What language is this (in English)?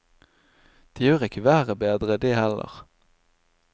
Norwegian